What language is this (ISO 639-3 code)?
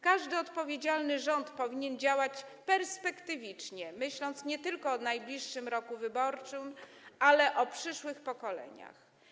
pol